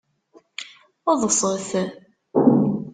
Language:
Kabyle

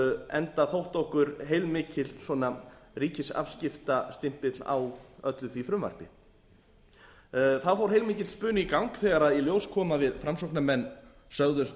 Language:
Icelandic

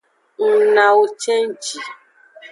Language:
Aja (Benin)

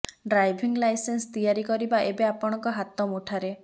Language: Odia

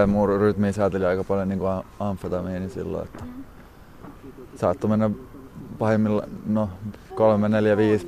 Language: Finnish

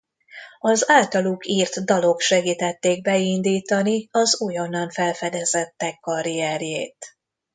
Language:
Hungarian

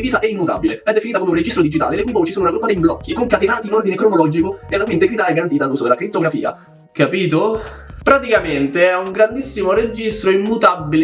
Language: Italian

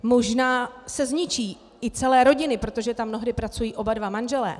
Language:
Czech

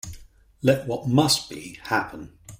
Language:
English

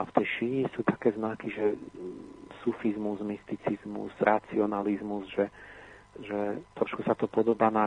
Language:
Slovak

